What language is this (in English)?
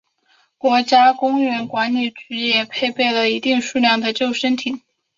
Chinese